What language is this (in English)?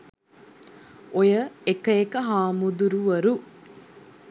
Sinhala